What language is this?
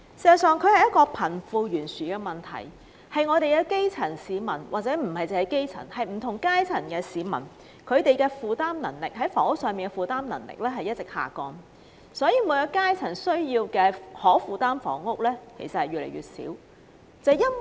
Cantonese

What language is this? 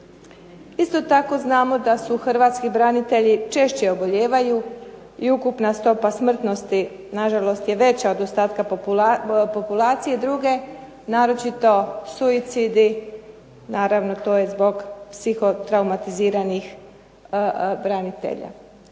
Croatian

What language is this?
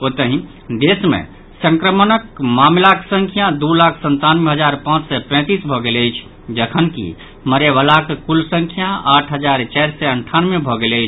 Maithili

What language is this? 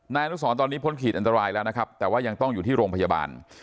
Thai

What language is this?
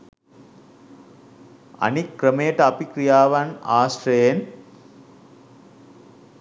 Sinhala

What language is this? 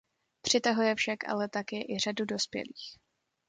Czech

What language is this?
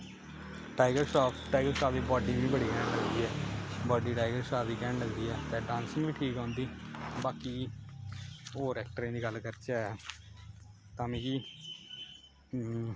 Dogri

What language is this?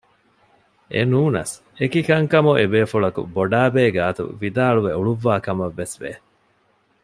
Divehi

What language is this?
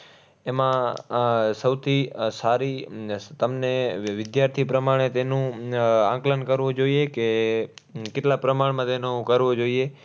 Gujarati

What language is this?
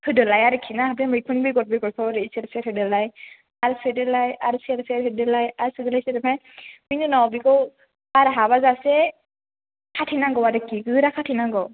Bodo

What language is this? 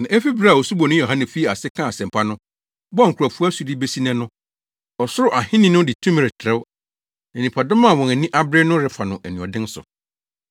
Akan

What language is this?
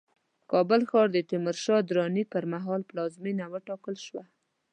Pashto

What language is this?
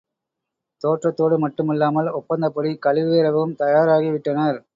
Tamil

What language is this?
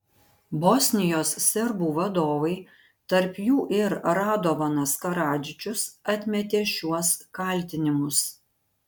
Lithuanian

